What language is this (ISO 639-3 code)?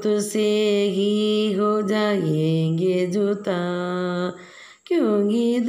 tam